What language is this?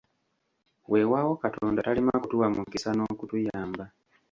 Ganda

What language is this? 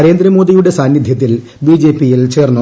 Malayalam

